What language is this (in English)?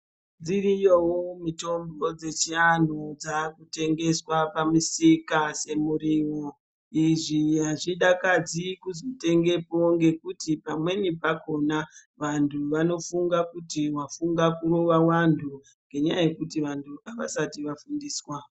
Ndau